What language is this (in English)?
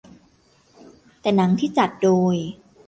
Thai